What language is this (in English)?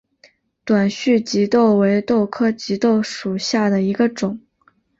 Chinese